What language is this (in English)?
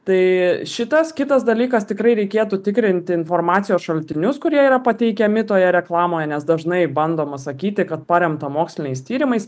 Lithuanian